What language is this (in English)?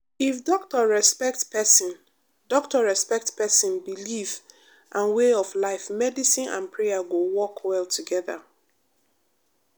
Nigerian Pidgin